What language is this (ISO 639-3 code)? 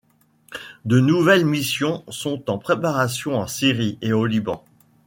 fra